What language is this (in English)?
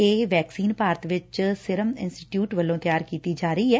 Punjabi